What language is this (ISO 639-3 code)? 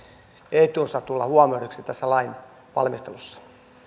fin